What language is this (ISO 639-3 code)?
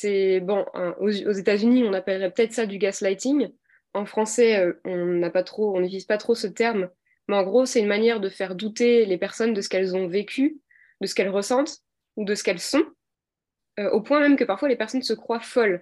fra